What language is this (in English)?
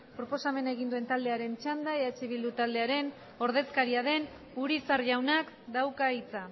Basque